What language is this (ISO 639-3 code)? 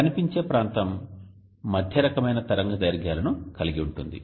tel